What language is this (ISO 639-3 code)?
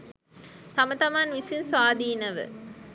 sin